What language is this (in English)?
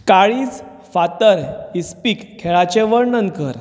Konkani